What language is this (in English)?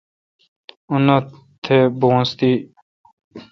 Kalkoti